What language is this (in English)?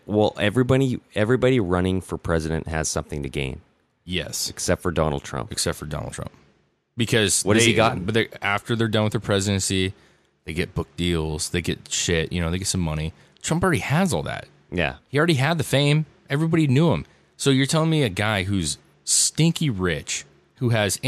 English